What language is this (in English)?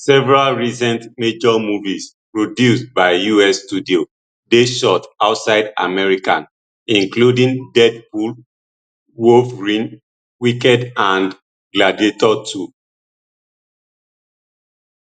Nigerian Pidgin